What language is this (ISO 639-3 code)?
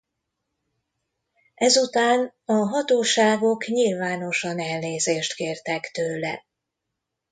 hun